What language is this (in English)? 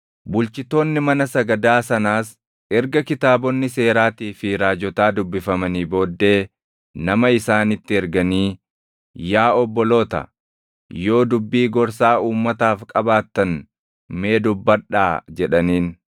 Oromo